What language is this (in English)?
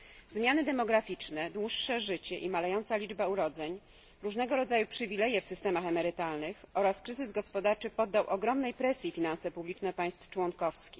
Polish